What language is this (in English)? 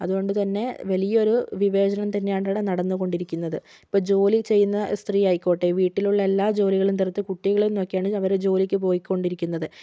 Malayalam